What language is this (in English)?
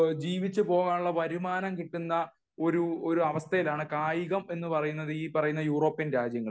Malayalam